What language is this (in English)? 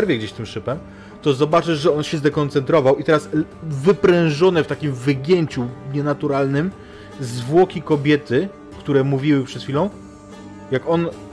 Polish